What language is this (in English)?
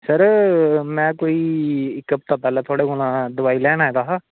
Dogri